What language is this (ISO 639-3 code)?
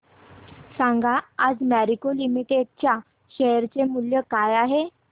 mar